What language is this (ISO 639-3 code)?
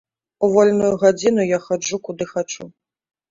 bel